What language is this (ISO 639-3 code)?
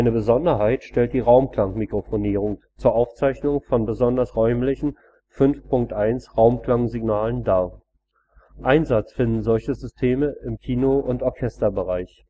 deu